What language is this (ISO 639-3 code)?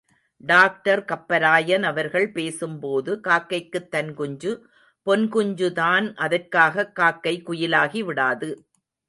tam